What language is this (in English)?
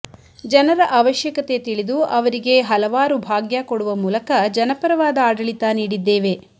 Kannada